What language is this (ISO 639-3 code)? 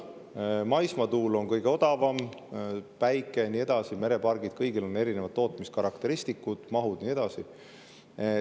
est